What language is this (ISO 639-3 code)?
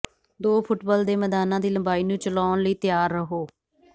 pan